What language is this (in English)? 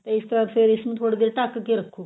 Punjabi